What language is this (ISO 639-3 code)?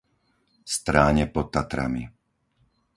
slk